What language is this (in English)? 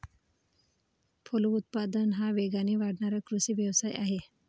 Marathi